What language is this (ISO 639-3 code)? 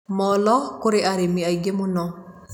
kik